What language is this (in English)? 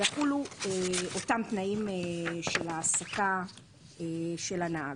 Hebrew